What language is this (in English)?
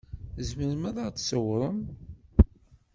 Kabyle